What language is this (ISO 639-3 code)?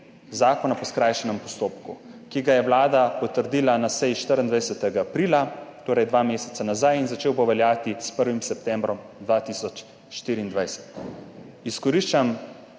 slv